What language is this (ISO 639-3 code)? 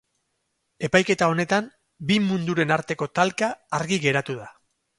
eus